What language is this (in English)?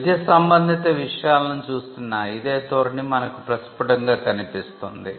Telugu